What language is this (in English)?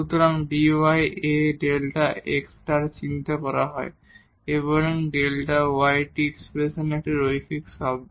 Bangla